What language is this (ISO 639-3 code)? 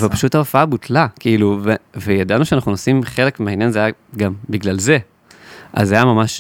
heb